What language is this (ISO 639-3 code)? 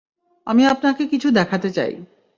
ben